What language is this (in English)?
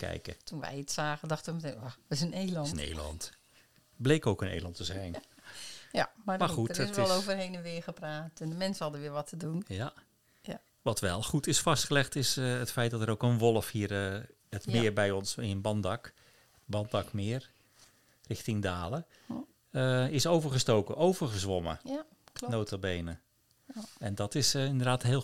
Dutch